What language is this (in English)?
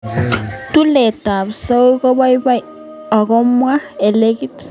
Kalenjin